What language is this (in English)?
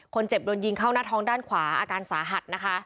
Thai